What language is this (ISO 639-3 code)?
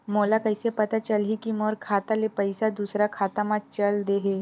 hne